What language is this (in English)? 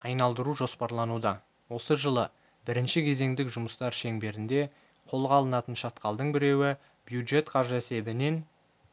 Kazakh